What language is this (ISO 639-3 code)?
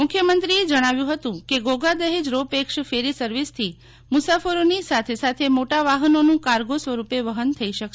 guj